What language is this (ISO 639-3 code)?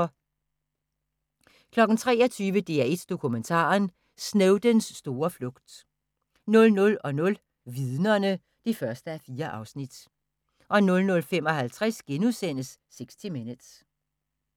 dan